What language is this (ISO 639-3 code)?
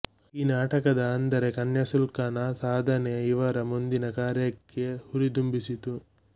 kan